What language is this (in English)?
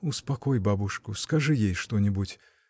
Russian